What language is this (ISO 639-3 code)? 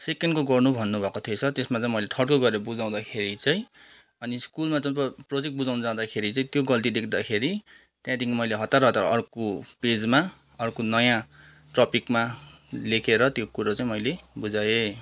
nep